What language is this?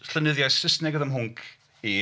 Welsh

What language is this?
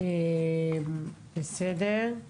Hebrew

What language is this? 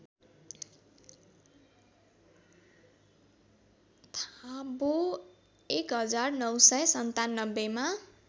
Nepali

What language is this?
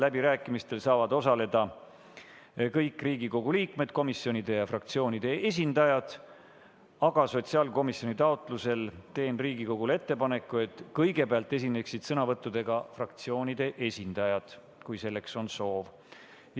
Estonian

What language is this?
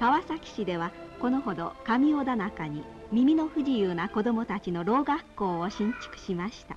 Japanese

